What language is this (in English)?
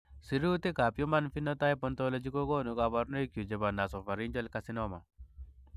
Kalenjin